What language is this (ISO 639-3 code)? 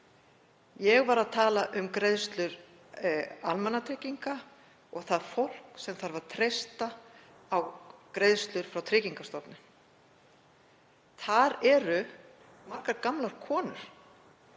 isl